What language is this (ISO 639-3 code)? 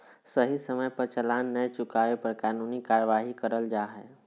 mag